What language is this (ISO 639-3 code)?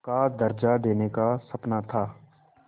hin